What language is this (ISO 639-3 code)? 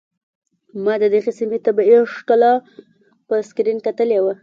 pus